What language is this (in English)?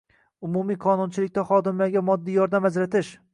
Uzbek